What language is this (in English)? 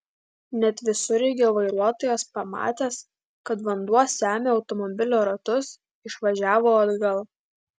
Lithuanian